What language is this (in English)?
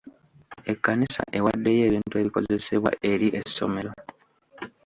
Ganda